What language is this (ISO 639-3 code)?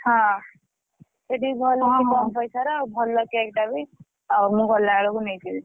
ori